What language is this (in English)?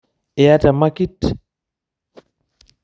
Masai